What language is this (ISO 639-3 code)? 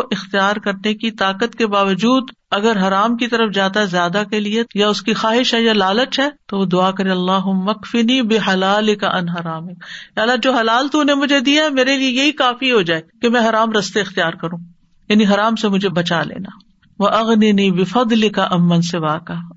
urd